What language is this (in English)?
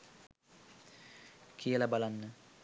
Sinhala